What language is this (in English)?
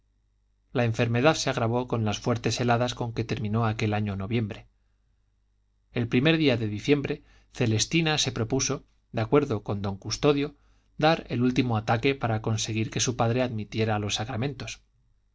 Spanish